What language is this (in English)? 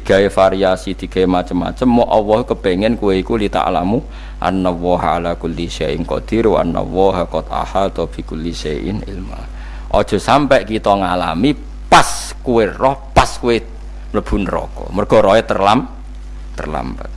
Indonesian